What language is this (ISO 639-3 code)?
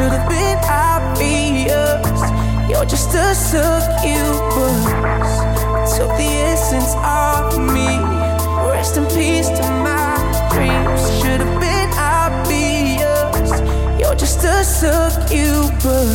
fin